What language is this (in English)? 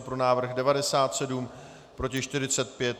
Czech